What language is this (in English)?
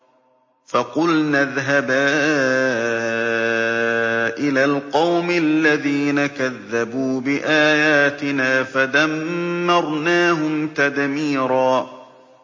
Arabic